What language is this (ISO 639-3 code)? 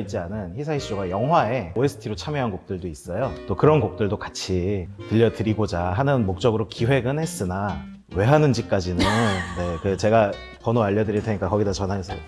kor